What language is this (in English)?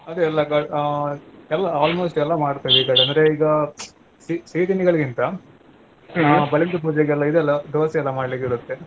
Kannada